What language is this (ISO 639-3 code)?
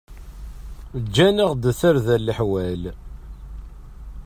kab